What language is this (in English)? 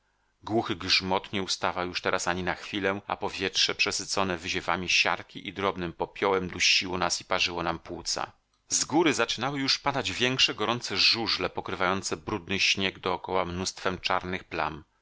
Polish